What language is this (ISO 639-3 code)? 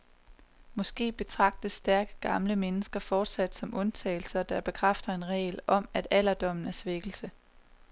dan